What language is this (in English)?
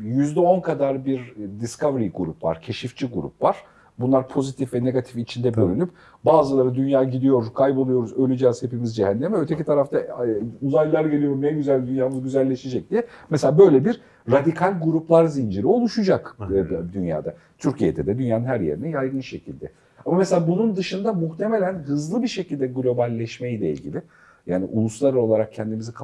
Turkish